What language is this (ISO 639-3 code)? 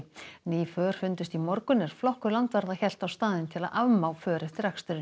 isl